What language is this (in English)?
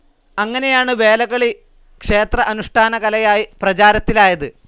Malayalam